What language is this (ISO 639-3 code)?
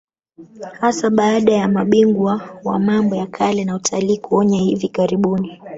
swa